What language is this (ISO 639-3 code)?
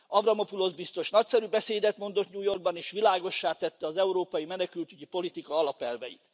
hun